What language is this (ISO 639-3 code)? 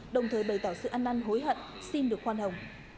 vie